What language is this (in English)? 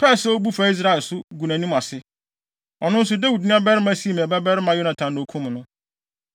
Akan